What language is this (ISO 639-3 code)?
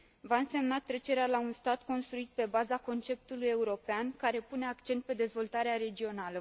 ron